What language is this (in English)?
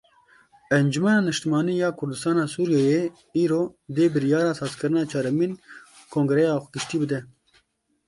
Kurdish